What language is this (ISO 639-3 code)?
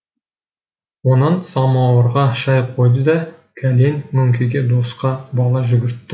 kaz